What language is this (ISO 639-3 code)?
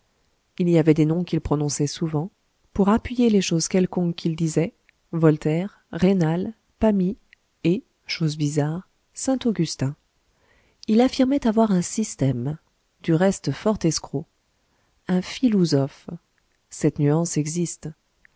fra